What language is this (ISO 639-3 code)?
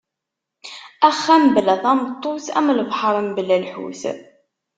kab